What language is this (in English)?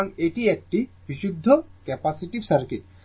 Bangla